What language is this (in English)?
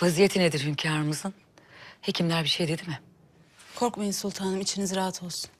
Turkish